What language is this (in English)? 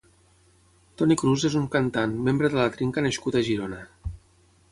Catalan